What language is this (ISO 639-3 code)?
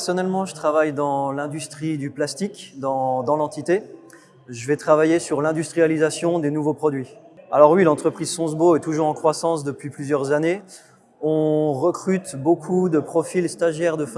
fra